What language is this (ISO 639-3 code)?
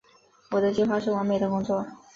zho